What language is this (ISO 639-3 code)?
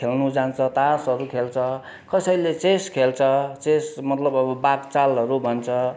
nep